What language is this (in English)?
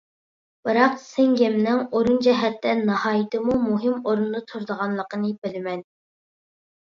Uyghur